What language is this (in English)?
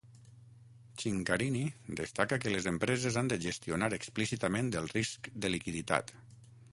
Catalan